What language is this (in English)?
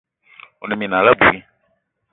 Eton (Cameroon)